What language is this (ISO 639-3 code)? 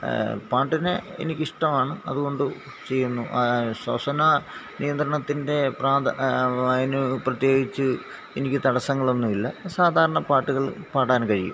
mal